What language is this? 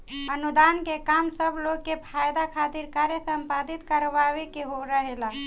Bhojpuri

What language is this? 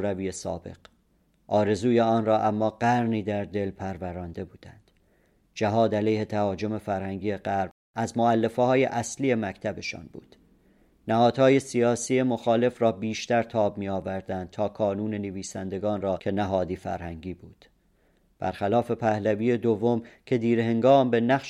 Persian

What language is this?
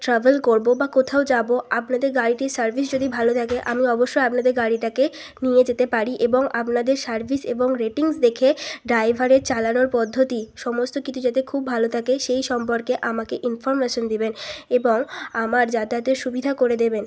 Bangla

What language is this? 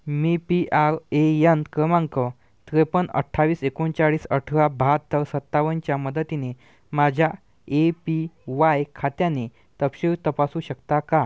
Marathi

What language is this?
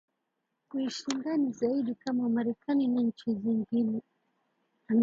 Swahili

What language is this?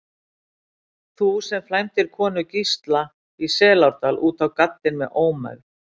Icelandic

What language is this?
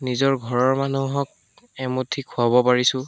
Assamese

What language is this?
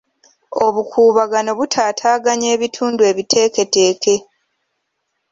Ganda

